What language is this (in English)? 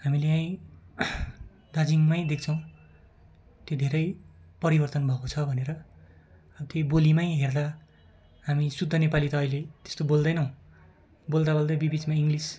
Nepali